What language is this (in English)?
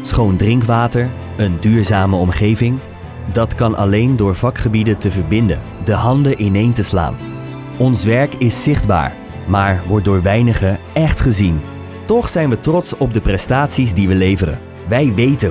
Dutch